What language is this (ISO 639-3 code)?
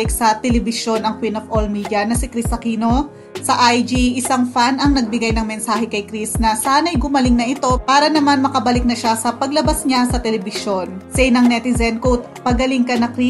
fil